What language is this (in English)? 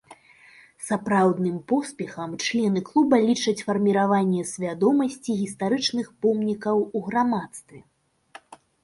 Belarusian